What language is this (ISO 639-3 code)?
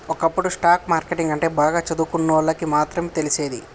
tel